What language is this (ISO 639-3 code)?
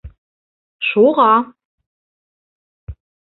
bak